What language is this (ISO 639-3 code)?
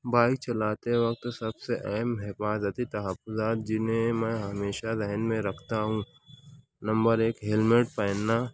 urd